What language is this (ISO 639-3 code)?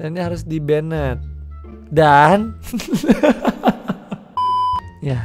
ind